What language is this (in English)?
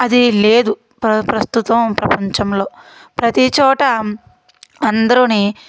Telugu